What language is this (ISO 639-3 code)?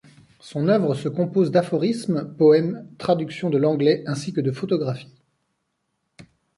fra